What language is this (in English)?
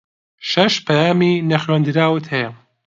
Central Kurdish